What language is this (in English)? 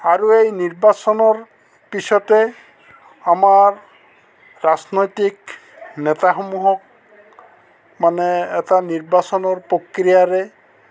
Assamese